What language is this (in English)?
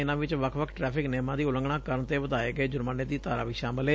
Punjabi